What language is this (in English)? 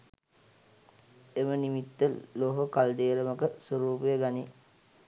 Sinhala